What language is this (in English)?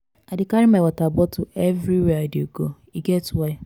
Nigerian Pidgin